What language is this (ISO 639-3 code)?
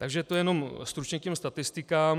ces